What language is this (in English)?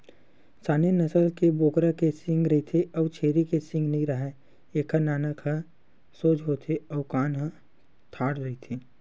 Chhattisgarhi